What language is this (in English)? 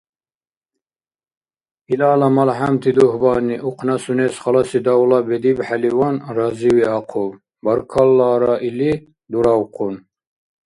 Dargwa